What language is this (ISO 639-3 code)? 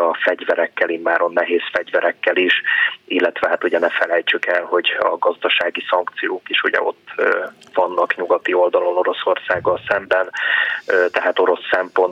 hun